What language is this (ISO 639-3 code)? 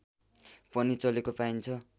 nep